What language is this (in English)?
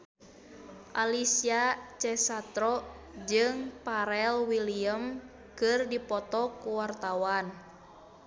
Sundanese